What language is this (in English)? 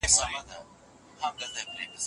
Pashto